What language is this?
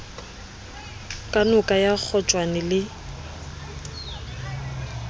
Southern Sotho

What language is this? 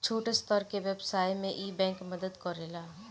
Bhojpuri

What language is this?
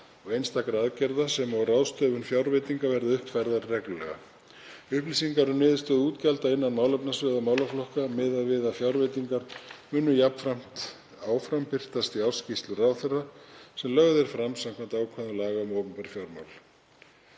Icelandic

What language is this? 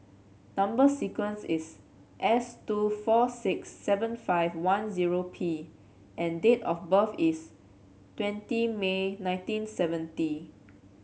English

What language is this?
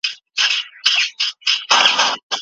Pashto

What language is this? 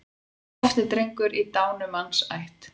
Icelandic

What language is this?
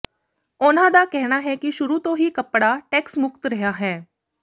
Punjabi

